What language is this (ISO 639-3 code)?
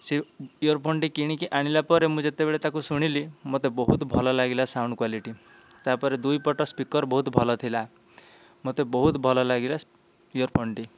ori